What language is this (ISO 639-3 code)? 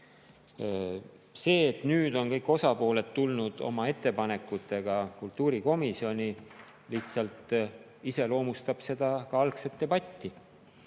est